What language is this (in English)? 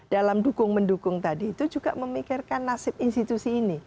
Indonesian